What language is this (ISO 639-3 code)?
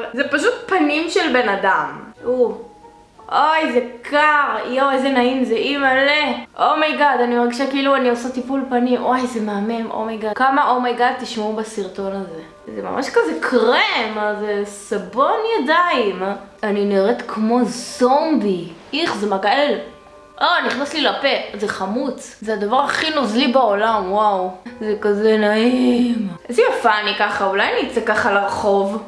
heb